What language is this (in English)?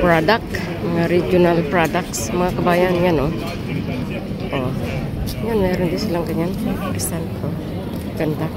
Filipino